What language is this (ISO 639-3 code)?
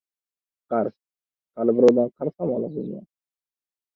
uzb